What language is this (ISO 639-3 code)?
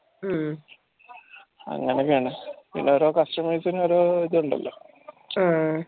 mal